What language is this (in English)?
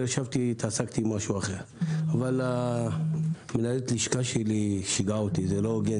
Hebrew